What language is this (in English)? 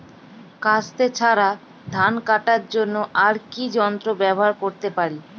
Bangla